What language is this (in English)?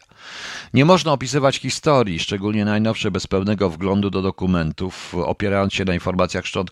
Polish